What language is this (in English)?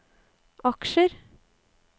Norwegian